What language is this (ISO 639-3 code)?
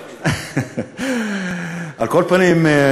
heb